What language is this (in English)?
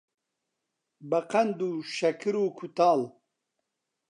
Central Kurdish